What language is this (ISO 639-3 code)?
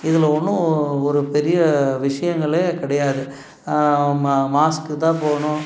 tam